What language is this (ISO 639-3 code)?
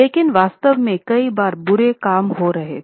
hin